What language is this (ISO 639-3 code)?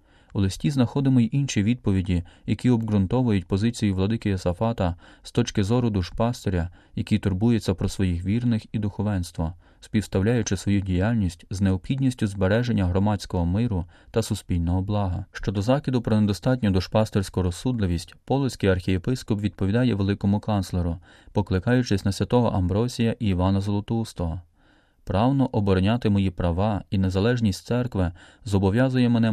ukr